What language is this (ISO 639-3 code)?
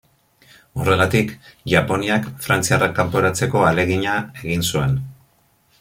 eus